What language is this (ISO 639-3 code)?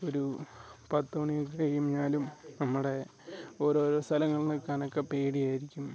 mal